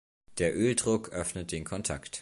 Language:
German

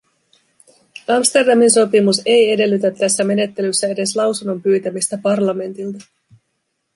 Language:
Finnish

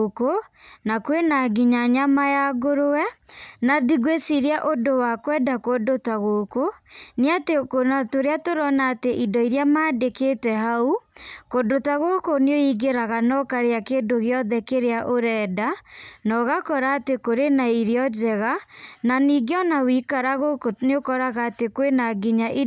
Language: Kikuyu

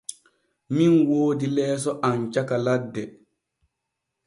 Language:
Borgu Fulfulde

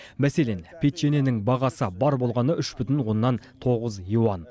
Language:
Kazakh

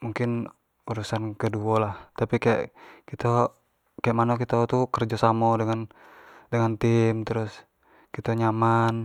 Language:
Jambi Malay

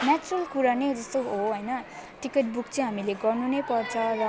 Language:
Nepali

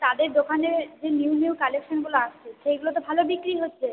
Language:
Bangla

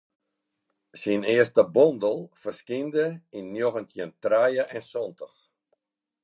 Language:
Western Frisian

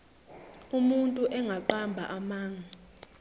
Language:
Zulu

